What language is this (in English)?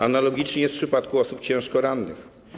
Polish